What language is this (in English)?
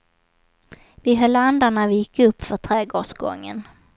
Swedish